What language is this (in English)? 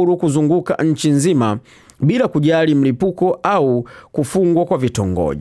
Swahili